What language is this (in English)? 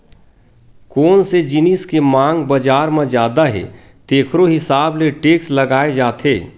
Chhattisgarhi